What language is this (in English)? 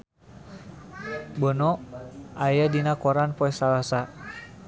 Sundanese